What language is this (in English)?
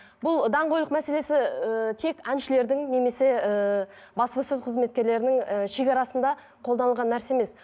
Kazakh